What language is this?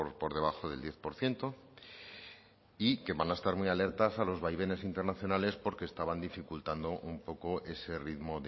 Spanish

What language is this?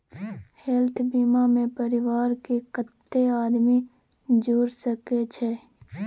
Maithili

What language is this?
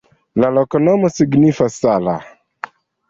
Esperanto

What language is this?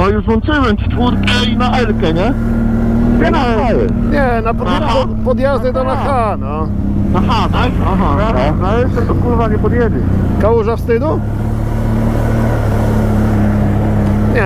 Polish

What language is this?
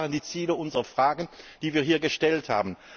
German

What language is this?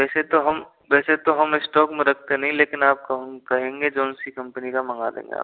Hindi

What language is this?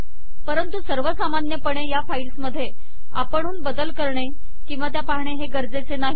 Marathi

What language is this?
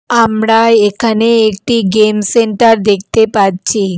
Bangla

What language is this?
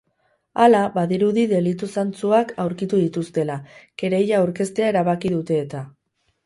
Basque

